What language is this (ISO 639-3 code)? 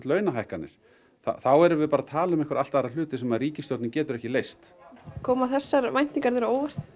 isl